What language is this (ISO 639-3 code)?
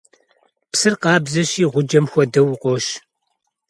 kbd